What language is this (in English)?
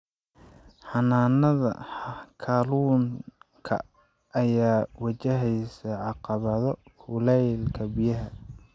Somali